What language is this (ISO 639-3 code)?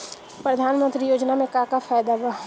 bho